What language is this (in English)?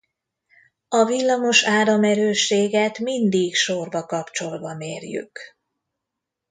Hungarian